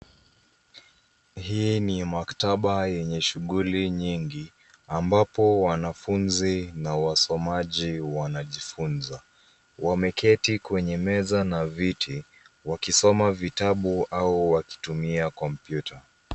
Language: Swahili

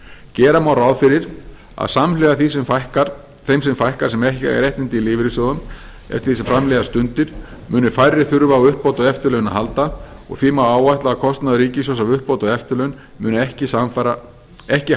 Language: Icelandic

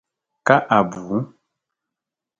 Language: Dagbani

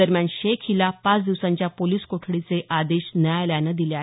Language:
Marathi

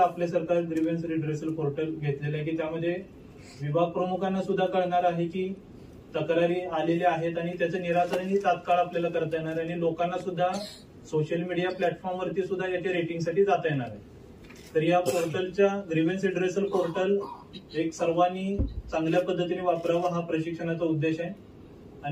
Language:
Marathi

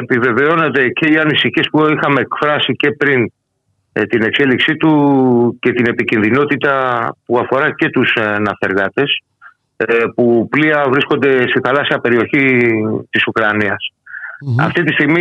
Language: Greek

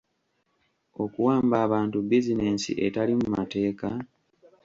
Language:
Ganda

